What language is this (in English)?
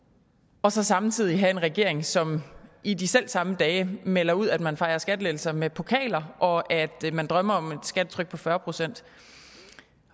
Danish